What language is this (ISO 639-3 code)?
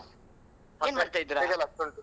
kan